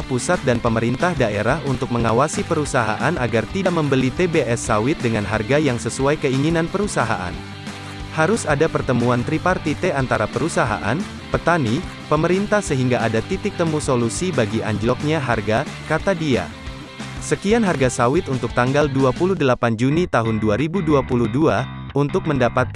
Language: Indonesian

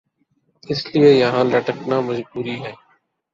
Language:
Urdu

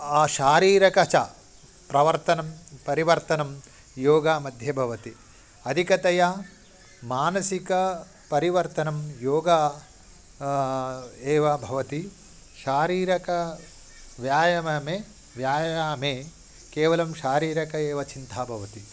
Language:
Sanskrit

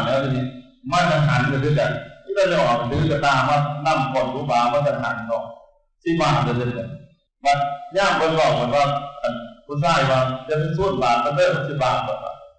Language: Thai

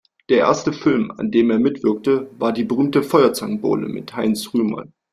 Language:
German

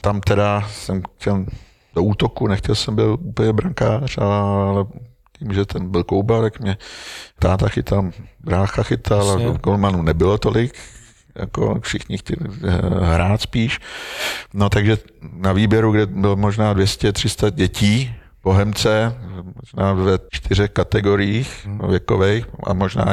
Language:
Czech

